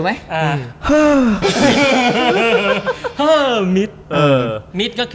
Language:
Thai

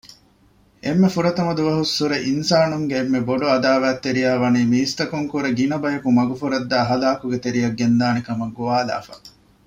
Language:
Divehi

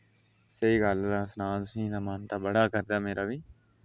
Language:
Dogri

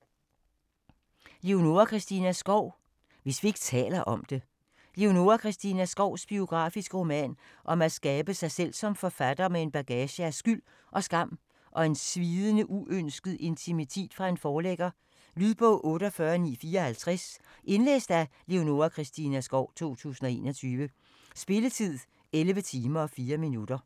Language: Danish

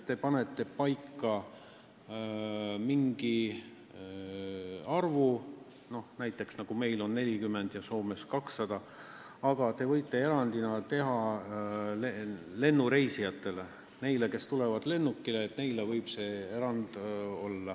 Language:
Estonian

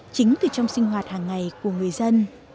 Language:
Vietnamese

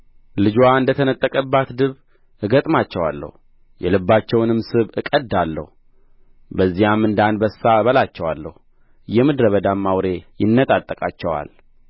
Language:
Amharic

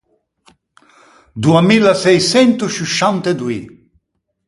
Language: Ligurian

